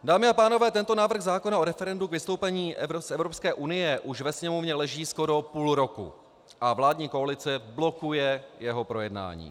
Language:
Czech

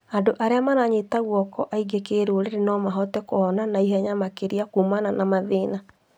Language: Kikuyu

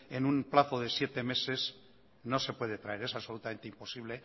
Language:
Spanish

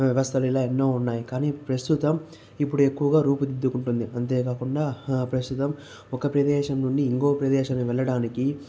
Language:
Telugu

